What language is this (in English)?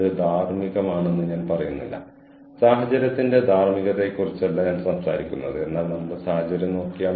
Malayalam